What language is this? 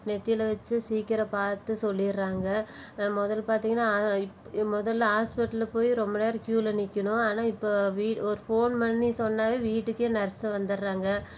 Tamil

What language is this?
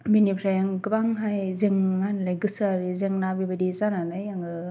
Bodo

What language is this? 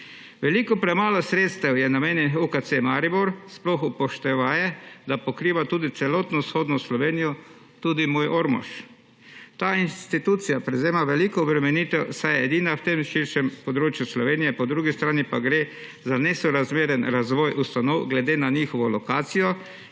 Slovenian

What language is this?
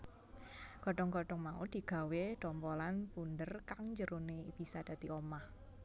Javanese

